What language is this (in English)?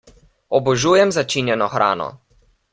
Slovenian